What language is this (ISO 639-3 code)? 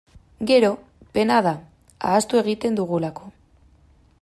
eus